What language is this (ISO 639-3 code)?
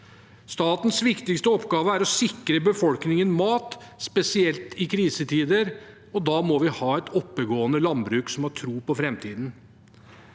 nor